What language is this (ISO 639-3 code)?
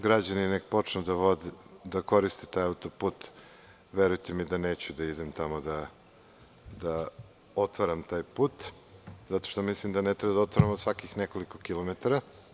srp